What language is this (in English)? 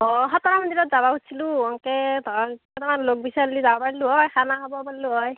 Assamese